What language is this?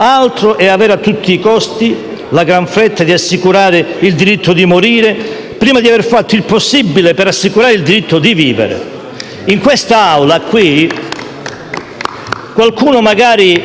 Italian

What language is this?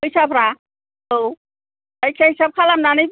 Bodo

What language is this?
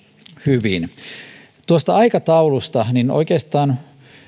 Finnish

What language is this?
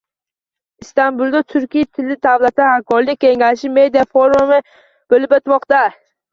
Uzbek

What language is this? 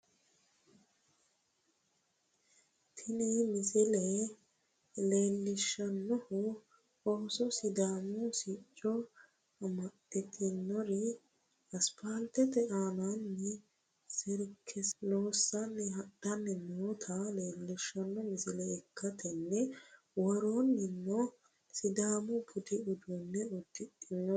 Sidamo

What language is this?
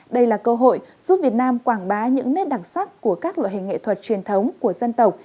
Vietnamese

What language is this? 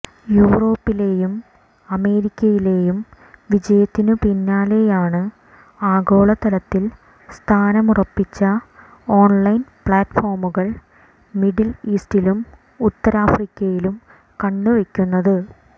Malayalam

